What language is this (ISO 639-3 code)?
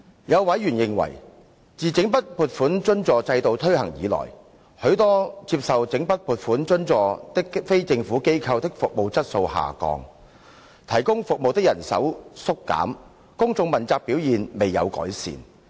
yue